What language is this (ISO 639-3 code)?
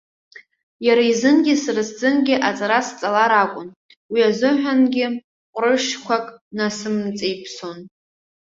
abk